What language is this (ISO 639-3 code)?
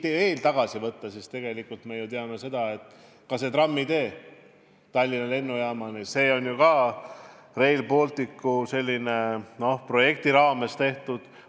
est